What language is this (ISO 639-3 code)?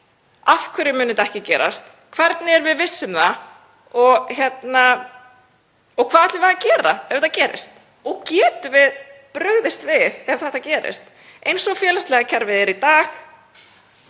isl